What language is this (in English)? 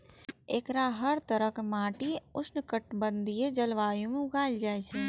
Maithili